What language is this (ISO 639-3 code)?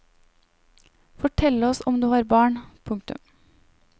nor